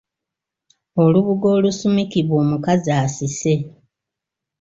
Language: Ganda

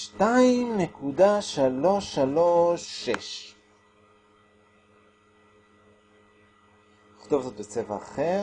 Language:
Hebrew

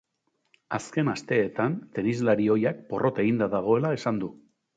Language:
Basque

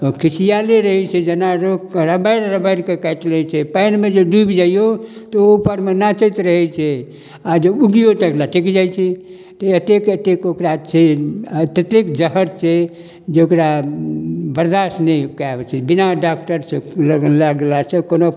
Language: Maithili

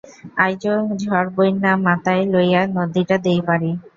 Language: Bangla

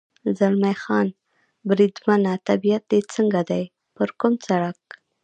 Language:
Pashto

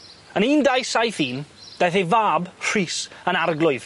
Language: Welsh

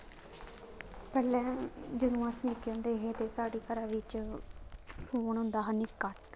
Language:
Dogri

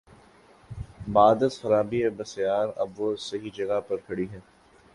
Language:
Urdu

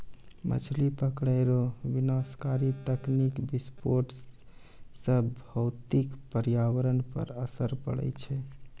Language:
Maithili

